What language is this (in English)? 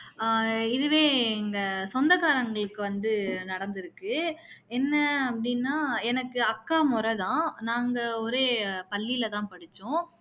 Tamil